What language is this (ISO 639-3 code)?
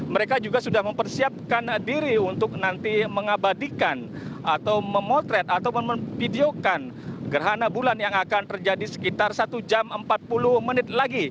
ind